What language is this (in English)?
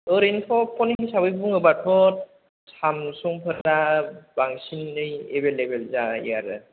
Bodo